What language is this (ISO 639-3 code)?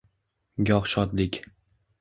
uzb